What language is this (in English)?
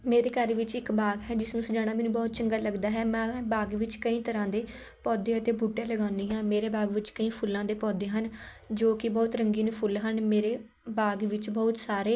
Punjabi